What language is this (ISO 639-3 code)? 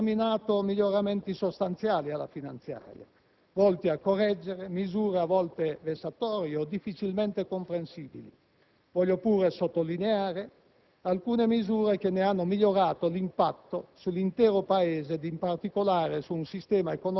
ita